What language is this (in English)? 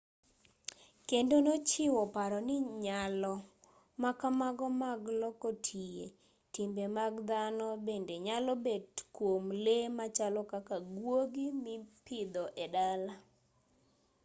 Luo (Kenya and Tanzania)